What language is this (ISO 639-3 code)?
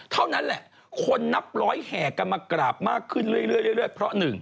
tha